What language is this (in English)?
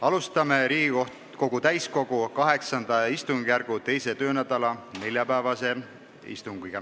Estonian